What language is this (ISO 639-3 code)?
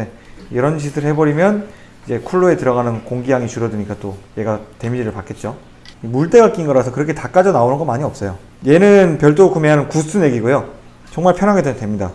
kor